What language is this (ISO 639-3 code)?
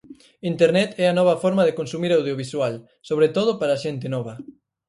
glg